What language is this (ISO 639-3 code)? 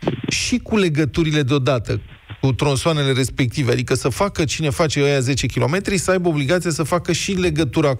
ron